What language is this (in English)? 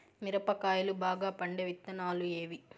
Telugu